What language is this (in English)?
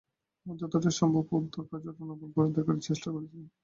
Bangla